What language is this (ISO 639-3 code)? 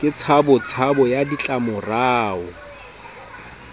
sot